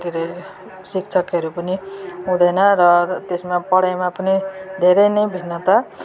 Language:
Nepali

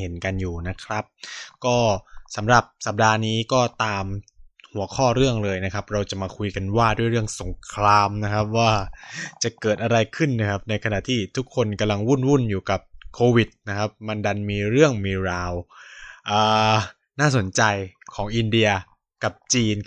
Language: Thai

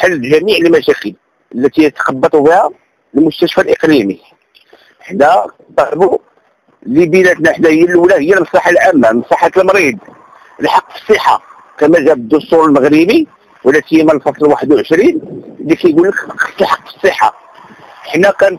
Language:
Arabic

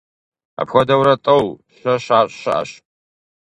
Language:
Kabardian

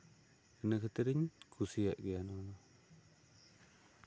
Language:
Santali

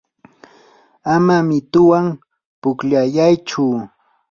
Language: Yanahuanca Pasco Quechua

